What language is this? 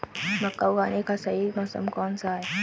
Hindi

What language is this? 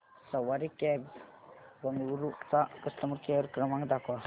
Marathi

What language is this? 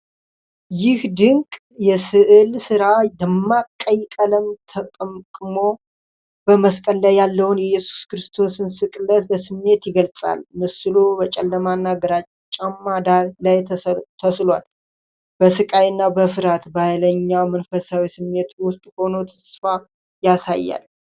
Amharic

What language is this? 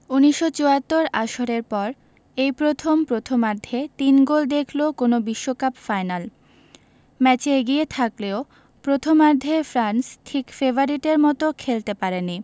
Bangla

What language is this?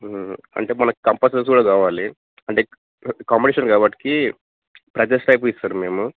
Telugu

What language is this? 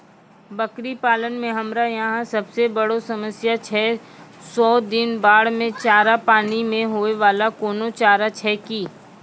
Maithili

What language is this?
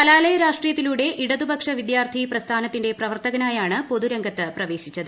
Malayalam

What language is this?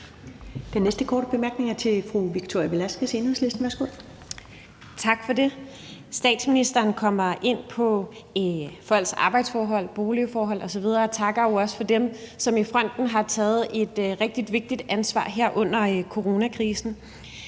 Danish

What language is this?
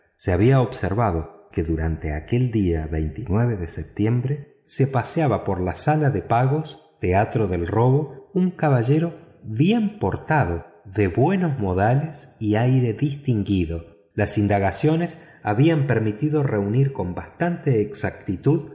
Spanish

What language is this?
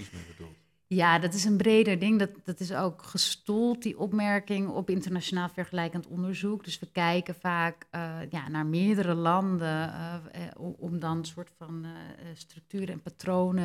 Dutch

